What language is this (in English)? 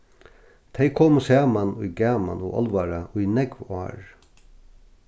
Faroese